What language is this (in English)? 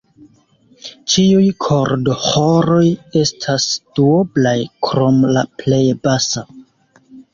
Esperanto